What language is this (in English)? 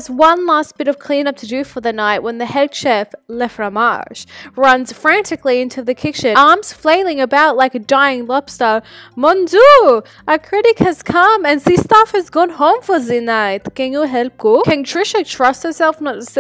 English